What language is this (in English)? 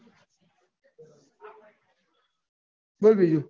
Gujarati